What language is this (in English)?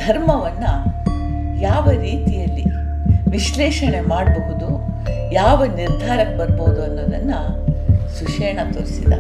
Kannada